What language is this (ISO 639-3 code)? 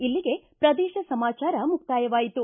kan